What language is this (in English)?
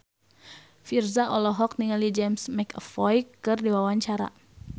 Sundanese